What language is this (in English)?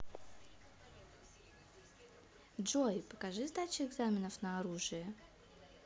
Russian